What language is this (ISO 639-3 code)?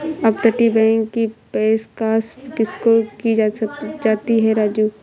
hin